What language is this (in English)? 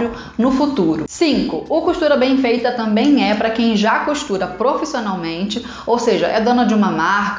Portuguese